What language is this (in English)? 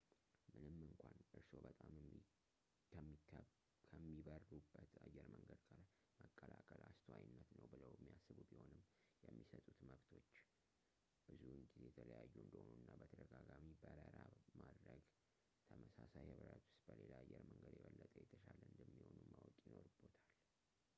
Amharic